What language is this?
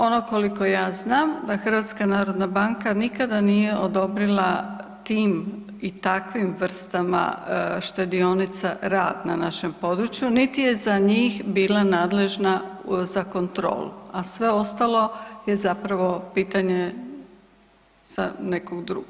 Croatian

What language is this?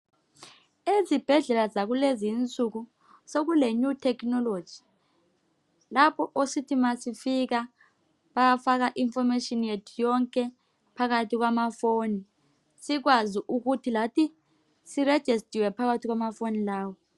North Ndebele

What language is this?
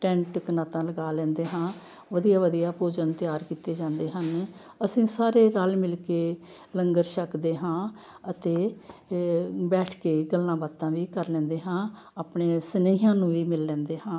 Punjabi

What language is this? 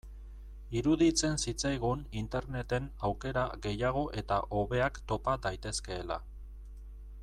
Basque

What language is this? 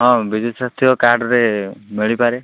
Odia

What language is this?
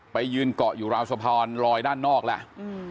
Thai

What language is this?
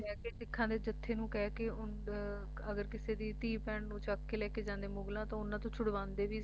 Punjabi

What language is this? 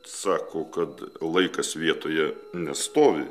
Lithuanian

